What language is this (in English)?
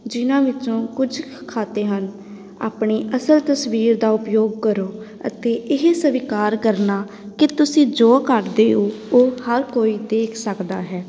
Punjabi